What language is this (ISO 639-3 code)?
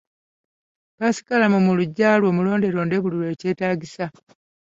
lug